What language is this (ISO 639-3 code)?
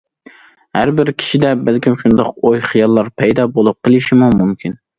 uig